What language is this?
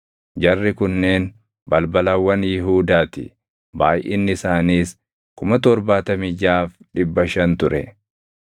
Oromo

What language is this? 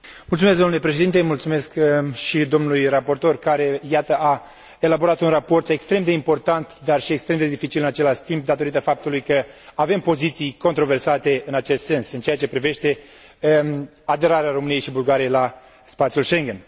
Romanian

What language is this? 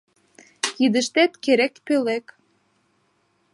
Mari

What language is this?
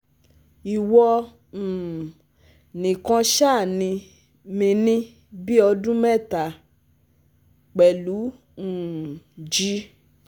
Yoruba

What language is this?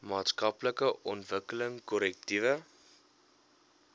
Afrikaans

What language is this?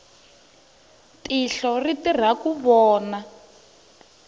Tsonga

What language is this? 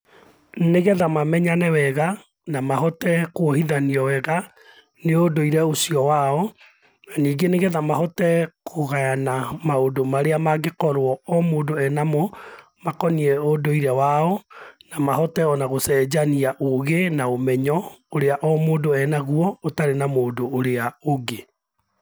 Kikuyu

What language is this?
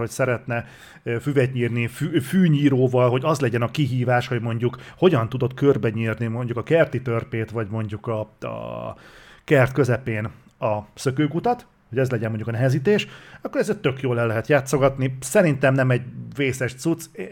Hungarian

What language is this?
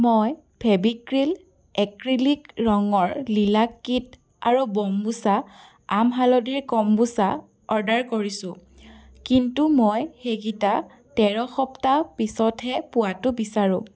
Assamese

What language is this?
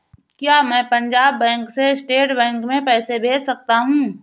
Hindi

